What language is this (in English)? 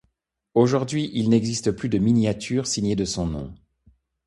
French